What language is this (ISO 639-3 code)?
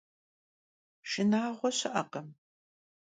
kbd